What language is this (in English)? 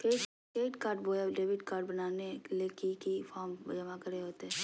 Magahi